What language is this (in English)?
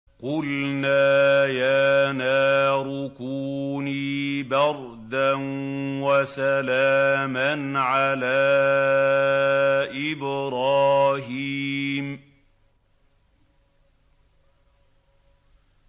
Arabic